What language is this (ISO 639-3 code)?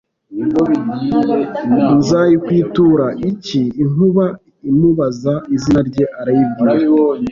kin